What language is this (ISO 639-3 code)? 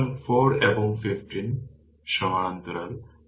ben